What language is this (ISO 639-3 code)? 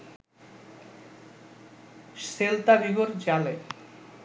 ben